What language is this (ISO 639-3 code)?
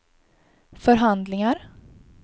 swe